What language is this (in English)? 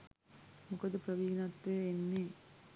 Sinhala